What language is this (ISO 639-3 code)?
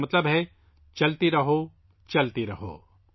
urd